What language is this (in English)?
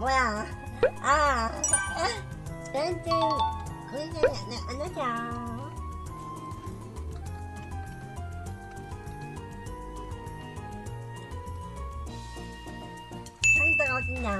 Korean